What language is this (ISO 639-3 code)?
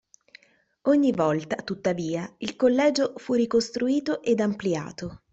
ita